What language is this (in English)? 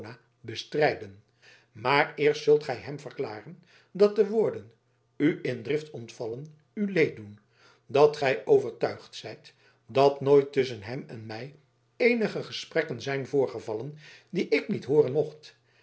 Dutch